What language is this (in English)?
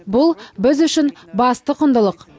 Kazakh